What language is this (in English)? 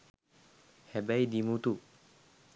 Sinhala